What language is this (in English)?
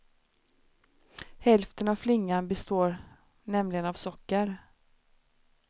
Swedish